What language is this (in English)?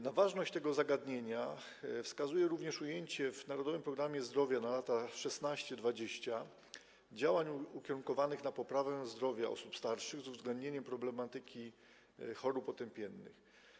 Polish